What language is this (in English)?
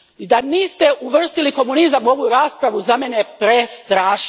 Croatian